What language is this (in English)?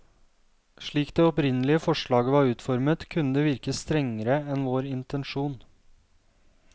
Norwegian